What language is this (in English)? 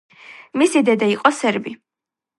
Georgian